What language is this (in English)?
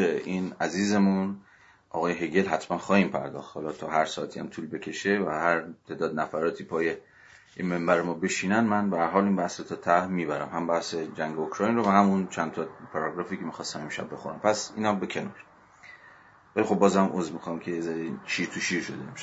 Persian